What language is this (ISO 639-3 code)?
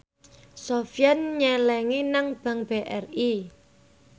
jav